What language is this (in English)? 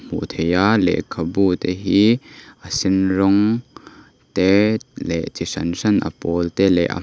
Mizo